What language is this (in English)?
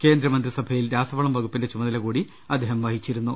Malayalam